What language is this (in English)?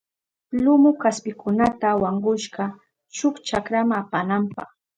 Southern Pastaza Quechua